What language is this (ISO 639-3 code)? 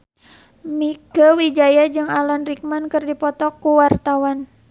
sun